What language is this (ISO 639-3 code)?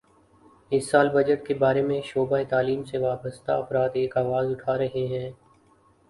urd